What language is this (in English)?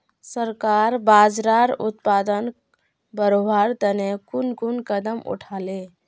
Magahi